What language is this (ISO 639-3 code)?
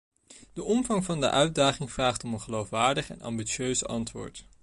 nld